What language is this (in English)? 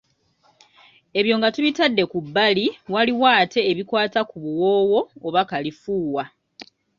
Ganda